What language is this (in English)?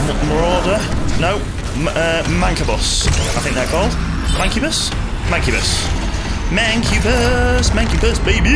English